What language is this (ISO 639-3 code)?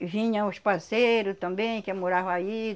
por